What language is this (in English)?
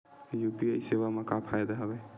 Chhattisgarhi